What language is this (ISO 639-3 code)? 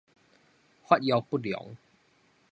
nan